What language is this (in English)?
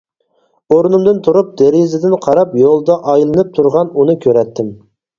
Uyghur